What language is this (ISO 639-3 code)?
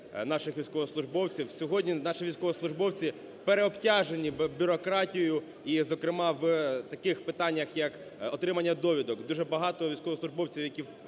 ukr